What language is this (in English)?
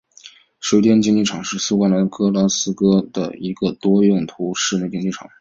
Chinese